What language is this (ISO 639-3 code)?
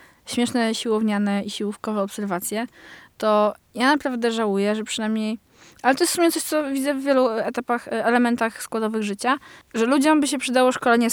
pol